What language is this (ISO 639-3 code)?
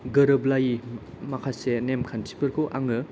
brx